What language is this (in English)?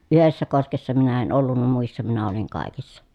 Finnish